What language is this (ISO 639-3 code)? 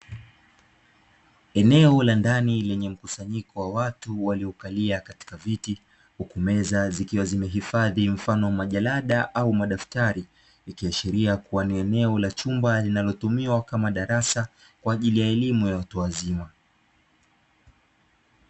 swa